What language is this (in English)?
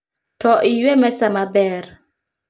Luo (Kenya and Tanzania)